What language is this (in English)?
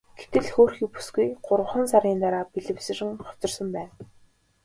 Mongolian